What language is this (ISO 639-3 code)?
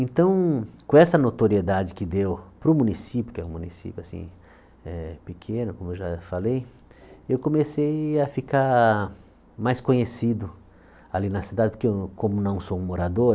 por